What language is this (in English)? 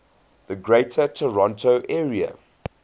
English